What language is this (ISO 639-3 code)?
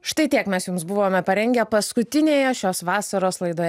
lit